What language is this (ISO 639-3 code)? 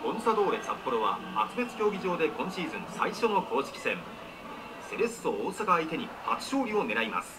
jpn